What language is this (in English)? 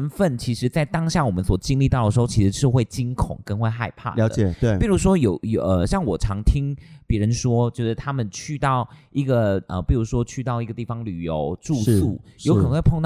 Chinese